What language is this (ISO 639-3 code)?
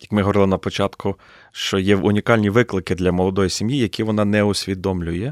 ukr